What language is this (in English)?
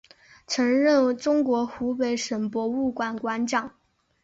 Chinese